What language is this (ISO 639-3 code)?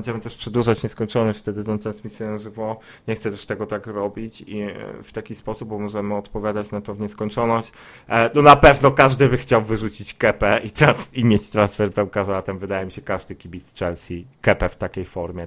pol